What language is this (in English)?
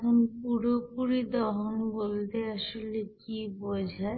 Bangla